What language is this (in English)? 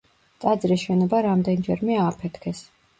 Georgian